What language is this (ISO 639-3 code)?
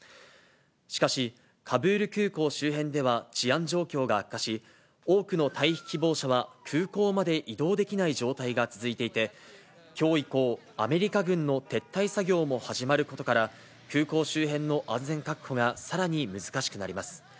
jpn